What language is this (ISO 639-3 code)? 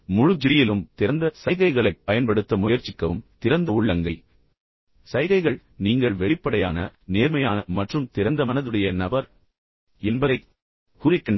tam